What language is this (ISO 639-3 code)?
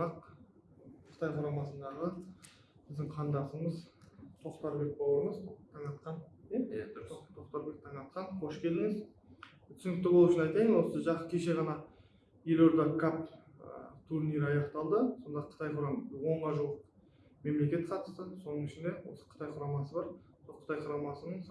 tur